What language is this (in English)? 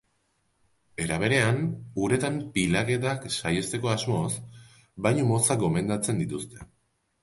Basque